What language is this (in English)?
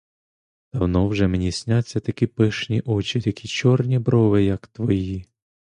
Ukrainian